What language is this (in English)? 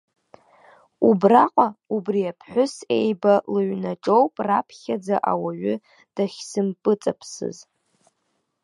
Abkhazian